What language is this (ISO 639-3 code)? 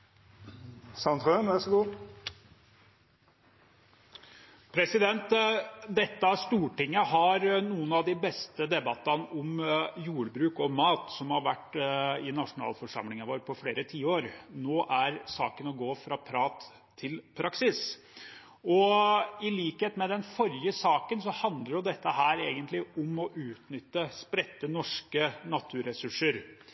nob